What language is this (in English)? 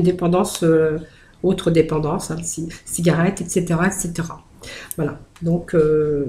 French